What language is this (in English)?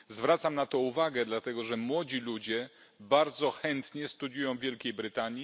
Polish